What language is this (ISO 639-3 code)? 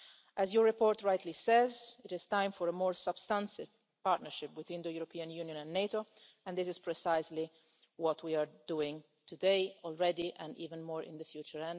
eng